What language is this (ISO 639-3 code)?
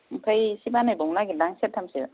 brx